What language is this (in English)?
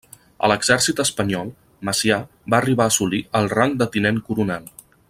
Catalan